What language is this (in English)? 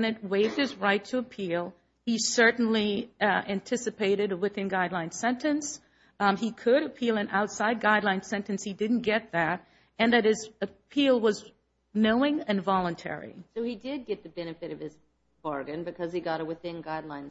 English